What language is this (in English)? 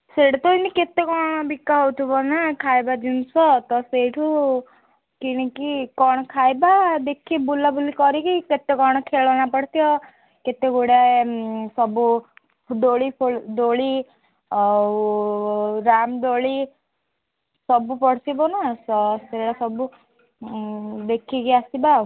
Odia